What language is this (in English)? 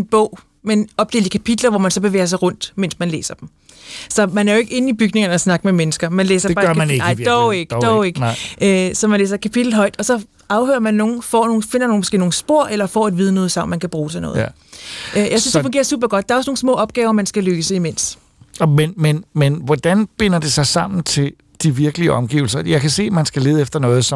Danish